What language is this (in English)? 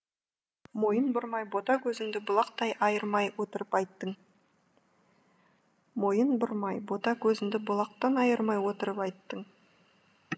Kazakh